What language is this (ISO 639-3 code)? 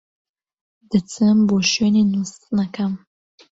ckb